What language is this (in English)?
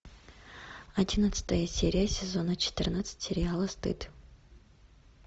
Russian